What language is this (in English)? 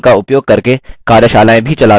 Hindi